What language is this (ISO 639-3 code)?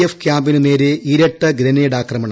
mal